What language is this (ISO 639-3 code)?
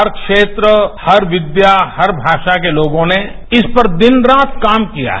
hin